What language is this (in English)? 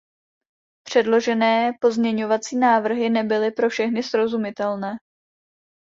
Czech